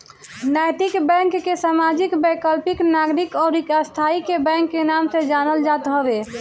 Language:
Bhojpuri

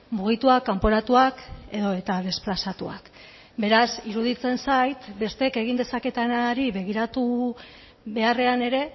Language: Basque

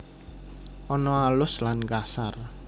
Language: Javanese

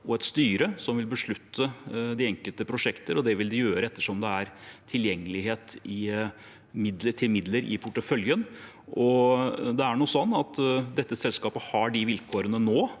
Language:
Norwegian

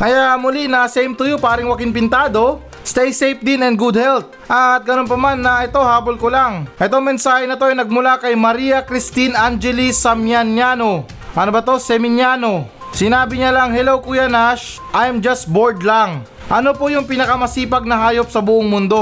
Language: Filipino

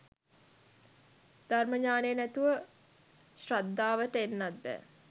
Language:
Sinhala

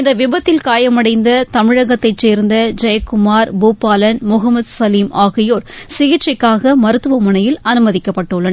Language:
Tamil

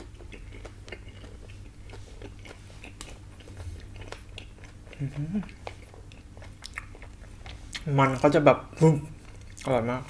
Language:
Thai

